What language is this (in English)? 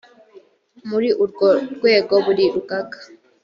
Kinyarwanda